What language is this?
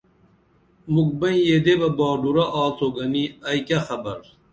Dameli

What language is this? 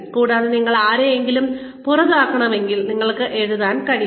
Malayalam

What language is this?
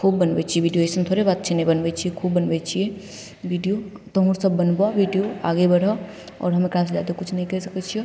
Maithili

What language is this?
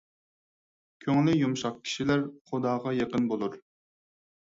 Uyghur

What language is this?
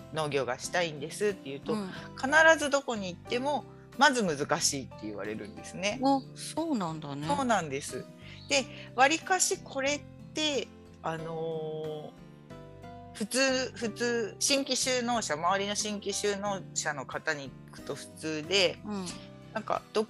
Japanese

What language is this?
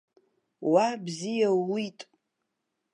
Abkhazian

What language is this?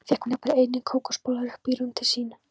Icelandic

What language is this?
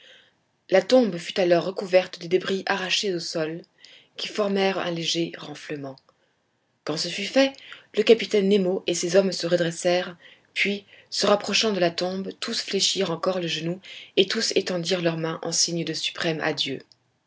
French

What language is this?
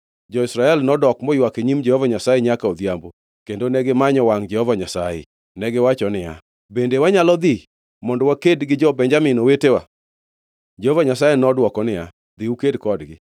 Luo (Kenya and Tanzania)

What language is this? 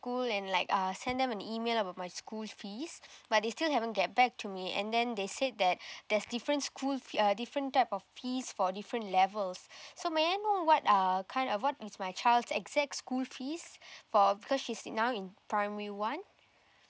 English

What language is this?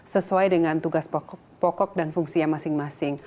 Indonesian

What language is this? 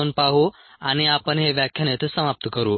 Marathi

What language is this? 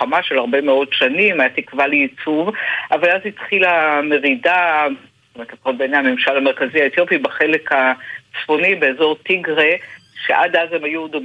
Hebrew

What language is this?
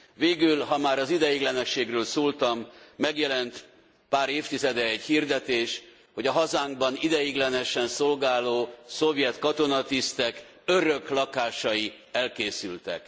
Hungarian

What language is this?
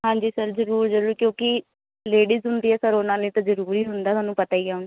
Punjabi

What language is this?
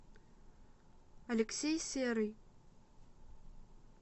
Russian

